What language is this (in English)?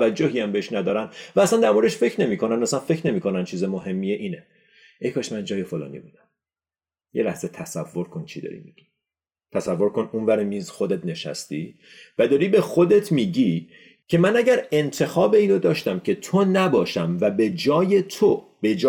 Persian